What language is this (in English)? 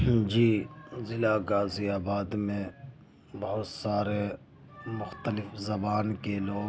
Urdu